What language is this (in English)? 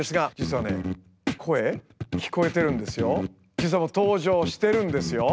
Japanese